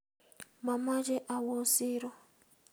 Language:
Kalenjin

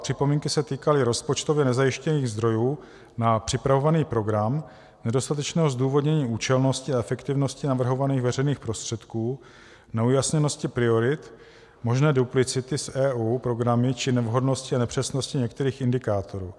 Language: Czech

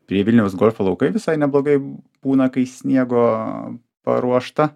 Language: Lithuanian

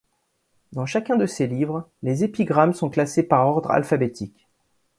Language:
French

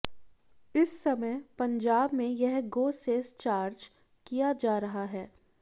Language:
Hindi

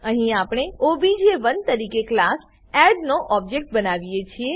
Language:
Gujarati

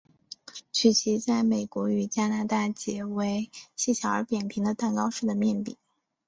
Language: Chinese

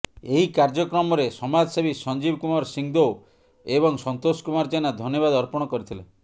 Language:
Odia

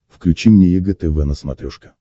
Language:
Russian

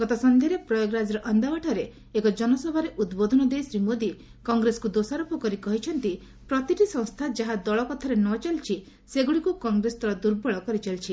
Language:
Odia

